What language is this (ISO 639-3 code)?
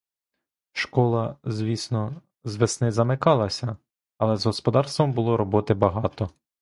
ukr